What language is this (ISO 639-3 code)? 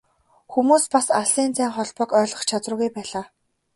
mon